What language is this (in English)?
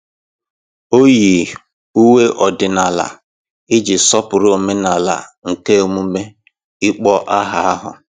Igbo